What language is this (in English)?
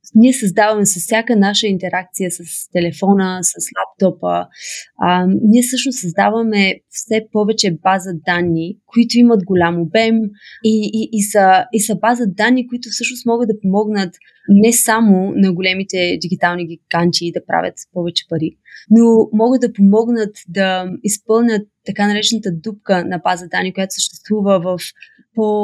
Bulgarian